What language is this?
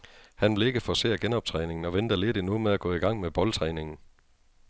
Danish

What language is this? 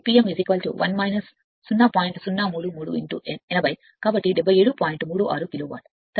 Telugu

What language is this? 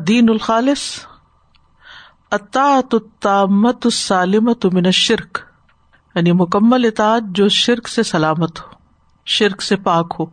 Urdu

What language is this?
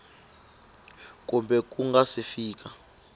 Tsonga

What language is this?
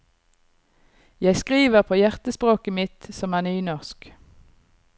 Norwegian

